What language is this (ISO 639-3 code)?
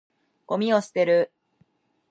jpn